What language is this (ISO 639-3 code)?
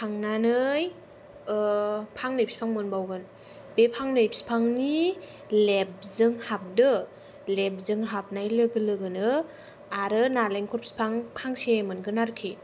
brx